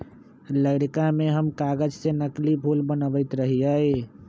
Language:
Magahi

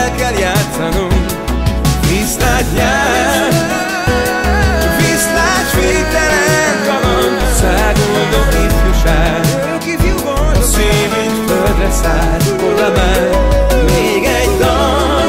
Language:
Hungarian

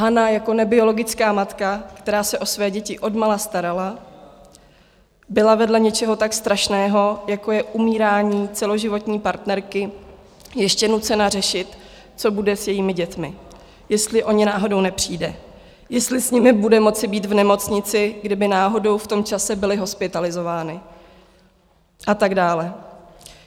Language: Czech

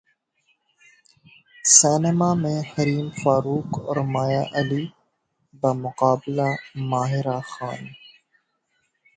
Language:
Urdu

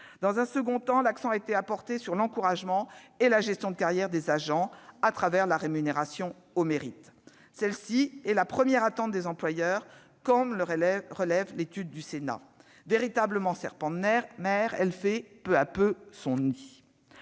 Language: French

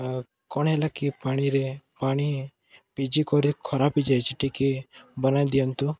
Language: Odia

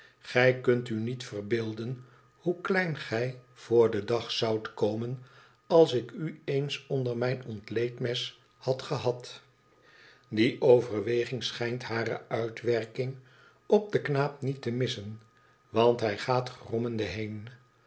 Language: Dutch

